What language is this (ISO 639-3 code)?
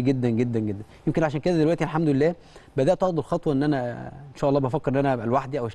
ara